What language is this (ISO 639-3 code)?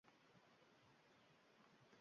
uzb